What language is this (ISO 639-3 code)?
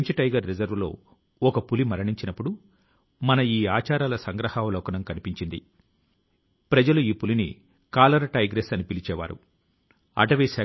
tel